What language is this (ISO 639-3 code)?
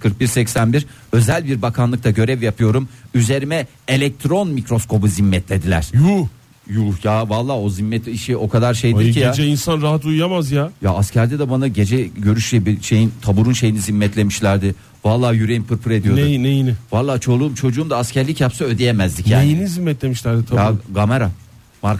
tur